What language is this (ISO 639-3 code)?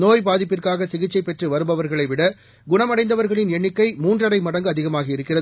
tam